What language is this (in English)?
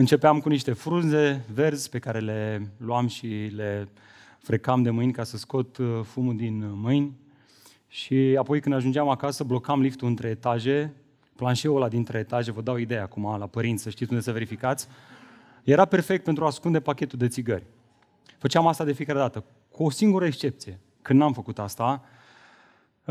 Romanian